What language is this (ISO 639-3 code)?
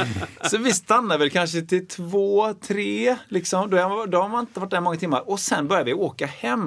swe